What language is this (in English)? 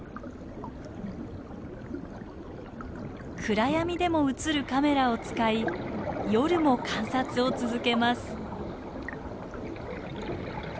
Japanese